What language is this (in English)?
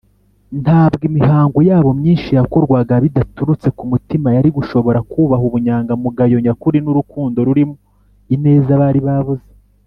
Kinyarwanda